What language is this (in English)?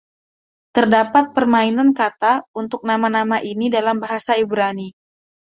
Indonesian